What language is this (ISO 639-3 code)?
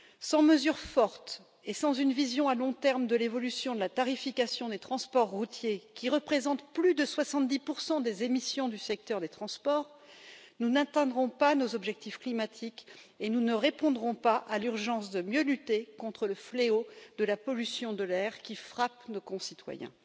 fra